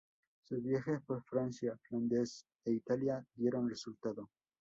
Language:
Spanish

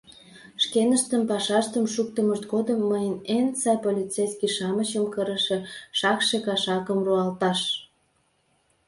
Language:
Mari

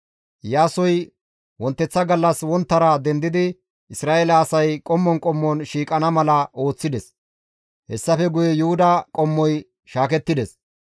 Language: Gamo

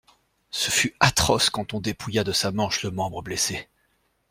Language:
French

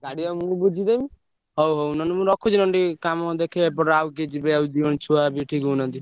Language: Odia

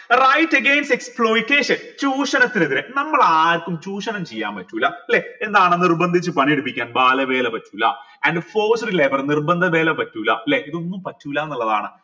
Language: Malayalam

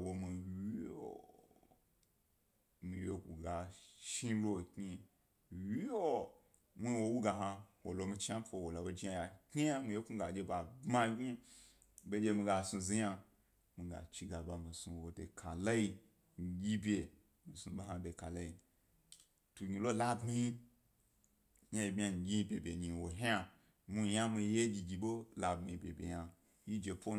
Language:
Gbari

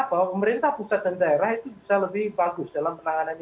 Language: Indonesian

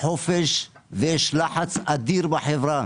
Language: Hebrew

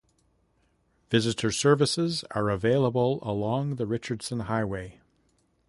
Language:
English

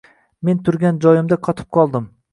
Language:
Uzbek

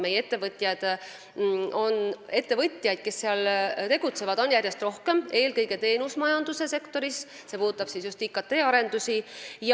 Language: Estonian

